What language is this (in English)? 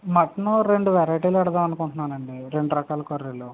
Telugu